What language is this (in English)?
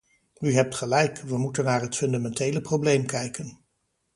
Dutch